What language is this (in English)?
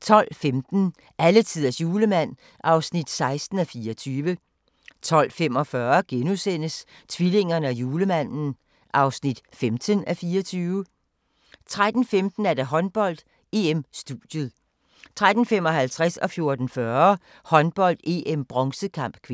Danish